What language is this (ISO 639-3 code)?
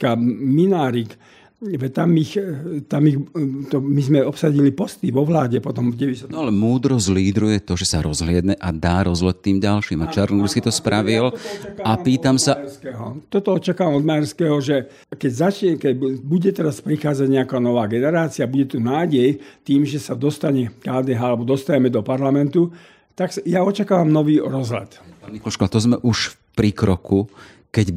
slk